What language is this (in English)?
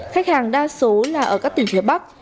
Vietnamese